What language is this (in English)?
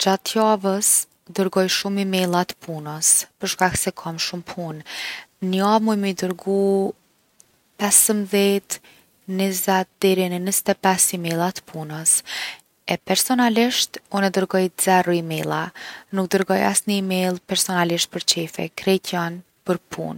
Gheg Albanian